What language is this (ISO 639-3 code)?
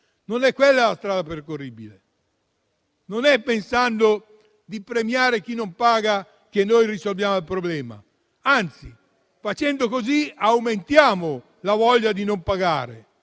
ita